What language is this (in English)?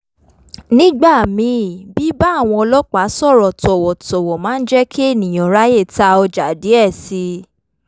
Yoruba